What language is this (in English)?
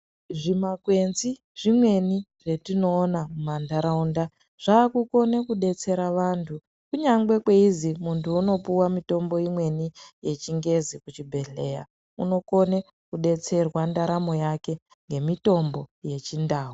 Ndau